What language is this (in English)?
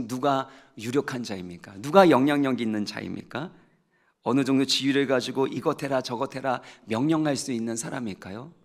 Korean